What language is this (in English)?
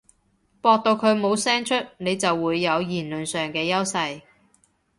Cantonese